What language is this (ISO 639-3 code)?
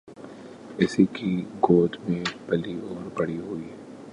urd